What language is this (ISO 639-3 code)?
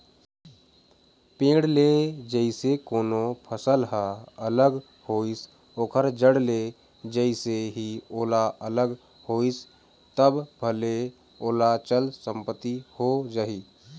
hne